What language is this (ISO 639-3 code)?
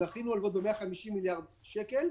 heb